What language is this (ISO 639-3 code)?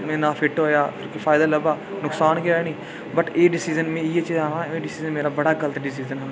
doi